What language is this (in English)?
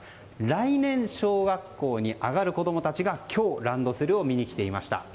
Japanese